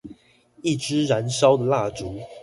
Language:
Chinese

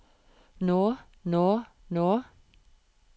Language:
Norwegian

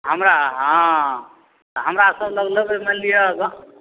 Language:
Maithili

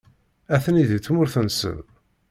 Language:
Kabyle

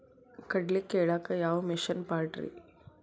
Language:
Kannada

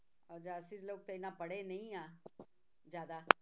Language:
Punjabi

